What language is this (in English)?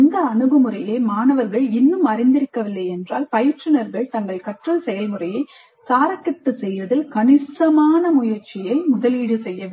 Tamil